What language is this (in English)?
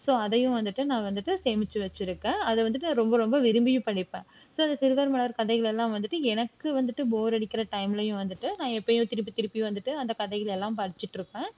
Tamil